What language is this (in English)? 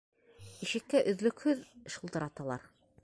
Bashkir